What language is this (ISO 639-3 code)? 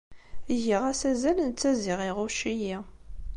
kab